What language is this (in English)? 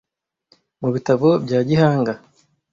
Kinyarwanda